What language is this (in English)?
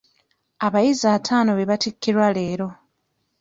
Ganda